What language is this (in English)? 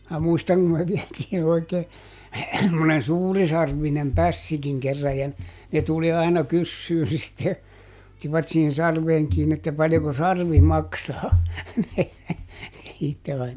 Finnish